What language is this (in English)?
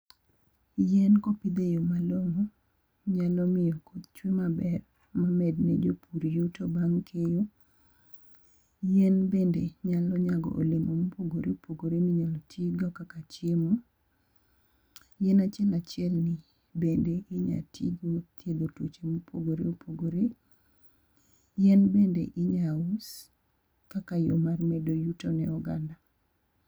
Luo (Kenya and Tanzania)